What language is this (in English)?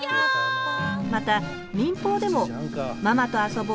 Japanese